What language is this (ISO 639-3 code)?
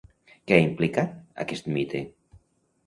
cat